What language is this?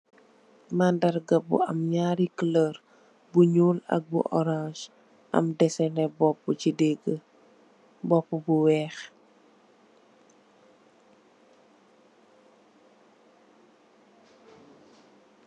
Wolof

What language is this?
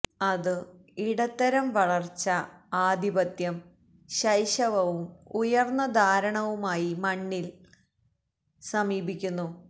Malayalam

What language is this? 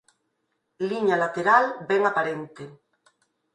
Galician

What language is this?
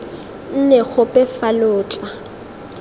Tswana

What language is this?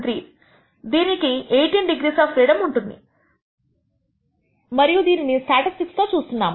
Telugu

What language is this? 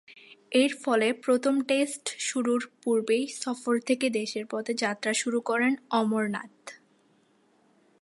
Bangla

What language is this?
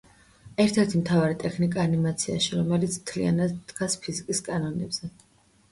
Georgian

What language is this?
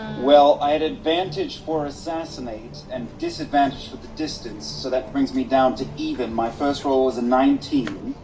English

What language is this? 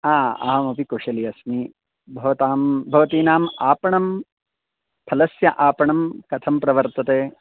Sanskrit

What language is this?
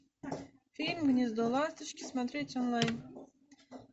Russian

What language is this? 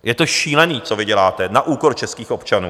Czech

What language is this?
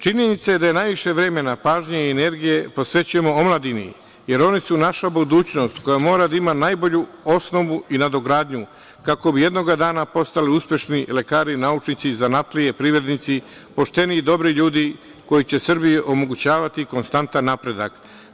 Serbian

